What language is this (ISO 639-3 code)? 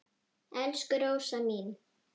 isl